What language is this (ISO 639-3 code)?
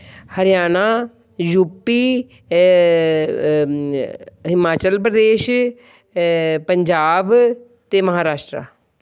pan